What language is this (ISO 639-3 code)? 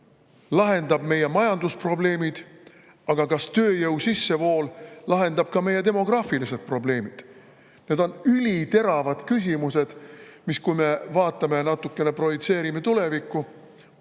est